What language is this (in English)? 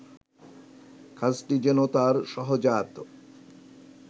Bangla